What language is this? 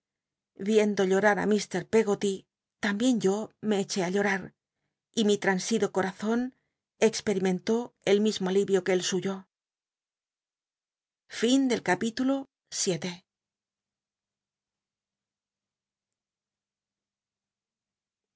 Spanish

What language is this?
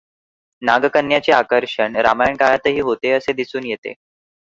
Marathi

